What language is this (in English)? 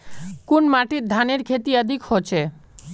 Magahi